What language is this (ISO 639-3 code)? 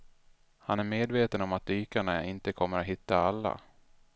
swe